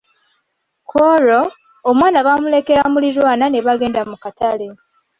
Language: Ganda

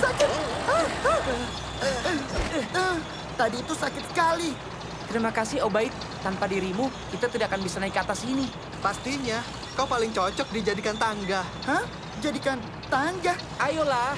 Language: Indonesian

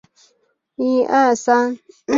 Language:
Chinese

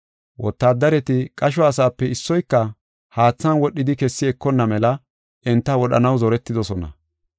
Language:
Gofa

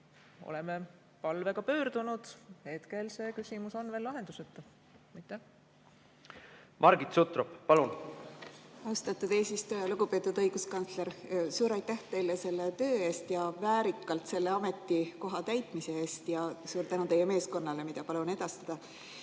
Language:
Estonian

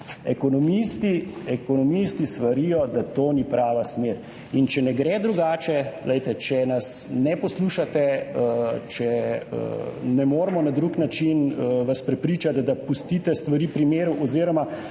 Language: Slovenian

